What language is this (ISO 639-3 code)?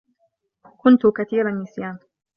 ara